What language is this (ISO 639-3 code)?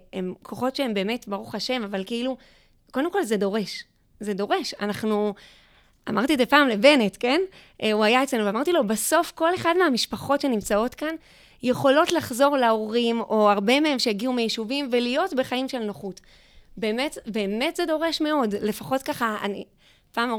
heb